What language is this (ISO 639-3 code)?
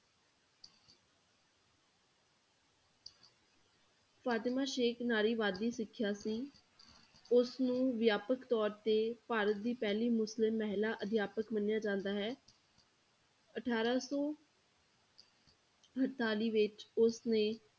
pan